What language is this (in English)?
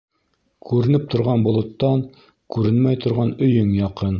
Bashkir